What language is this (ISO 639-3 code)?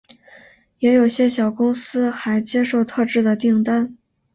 zho